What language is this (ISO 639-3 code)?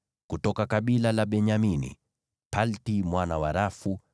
swa